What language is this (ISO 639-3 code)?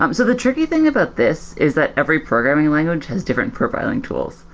eng